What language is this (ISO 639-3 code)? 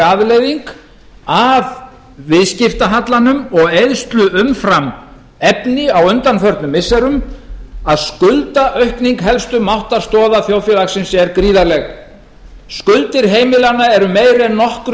isl